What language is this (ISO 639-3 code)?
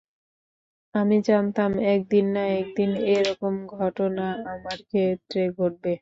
ben